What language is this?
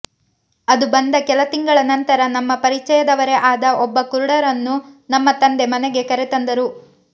Kannada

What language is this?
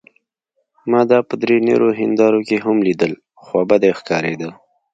Pashto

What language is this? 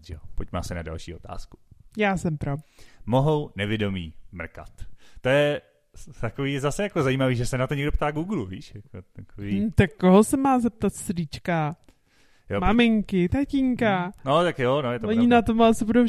Czech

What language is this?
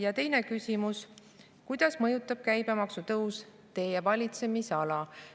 Estonian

